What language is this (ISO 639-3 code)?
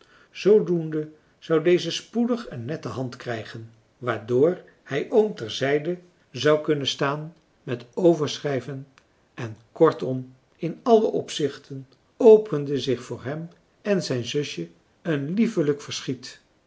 nld